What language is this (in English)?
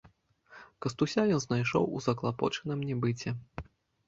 Belarusian